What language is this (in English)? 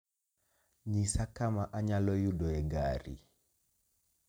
Luo (Kenya and Tanzania)